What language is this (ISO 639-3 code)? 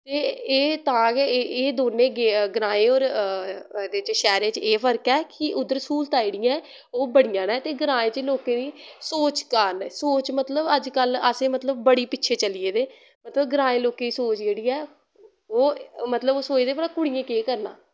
doi